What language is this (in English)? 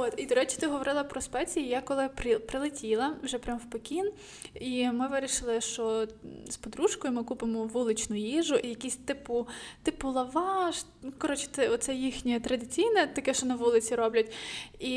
Ukrainian